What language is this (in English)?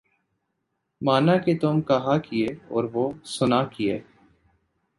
Urdu